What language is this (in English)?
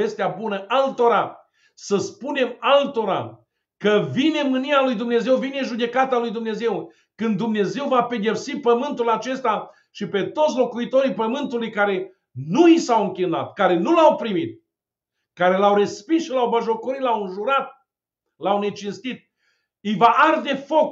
Romanian